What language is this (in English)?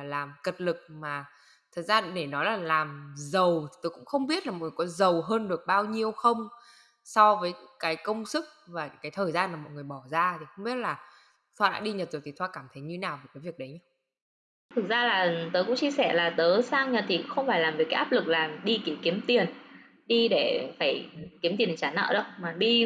Vietnamese